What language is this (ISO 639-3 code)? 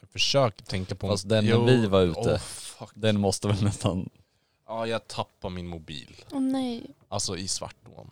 swe